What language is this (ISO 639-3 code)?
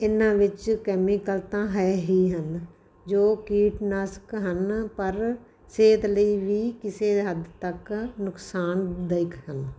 pan